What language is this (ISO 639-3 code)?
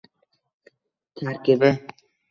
uzb